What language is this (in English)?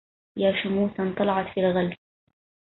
Arabic